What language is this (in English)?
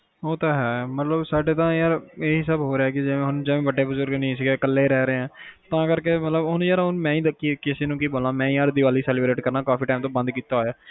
Punjabi